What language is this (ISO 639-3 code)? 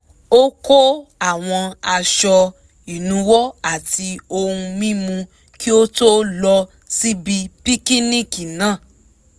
yor